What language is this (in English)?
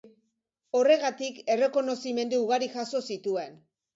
Basque